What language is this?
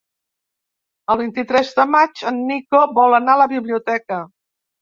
Catalan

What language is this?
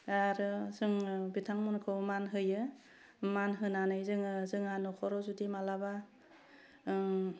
Bodo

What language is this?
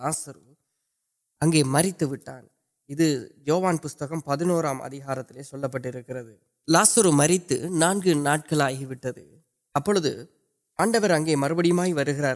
Urdu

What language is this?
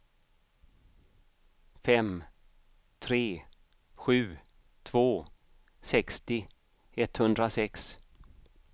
Swedish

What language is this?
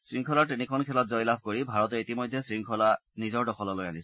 Assamese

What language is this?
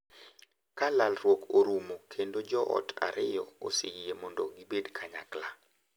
Luo (Kenya and Tanzania)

